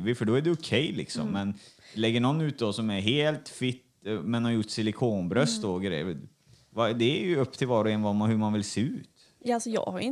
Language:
Swedish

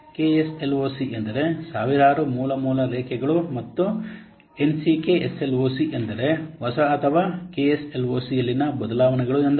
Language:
Kannada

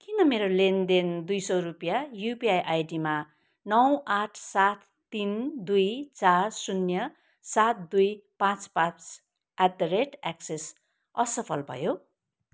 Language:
Nepali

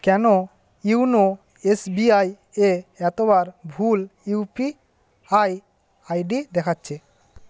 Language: Bangla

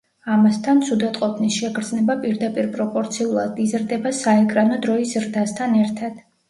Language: Georgian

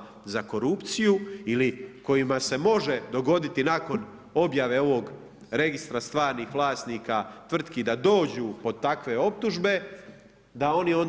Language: Croatian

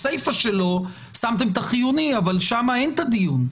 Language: Hebrew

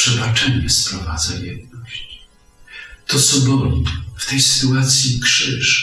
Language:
Polish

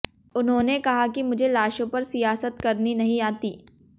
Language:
Hindi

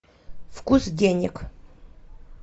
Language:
Russian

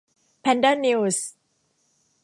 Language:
Thai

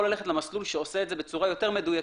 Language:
Hebrew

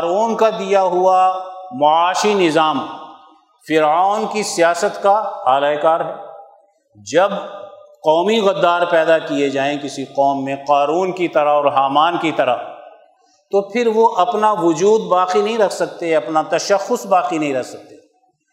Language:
Urdu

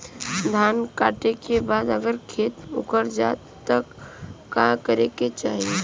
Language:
Bhojpuri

